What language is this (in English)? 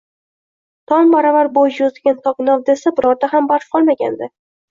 Uzbek